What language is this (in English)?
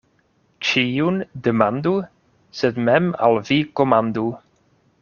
Esperanto